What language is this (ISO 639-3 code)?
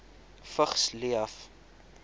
afr